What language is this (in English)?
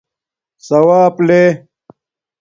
Domaaki